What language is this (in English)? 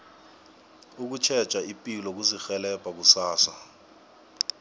South Ndebele